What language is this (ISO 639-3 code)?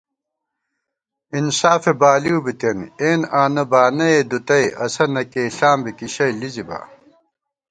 gwt